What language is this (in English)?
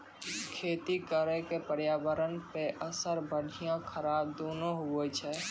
Maithili